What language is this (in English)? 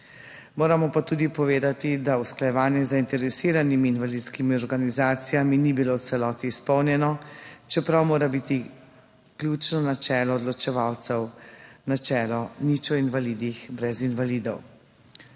Slovenian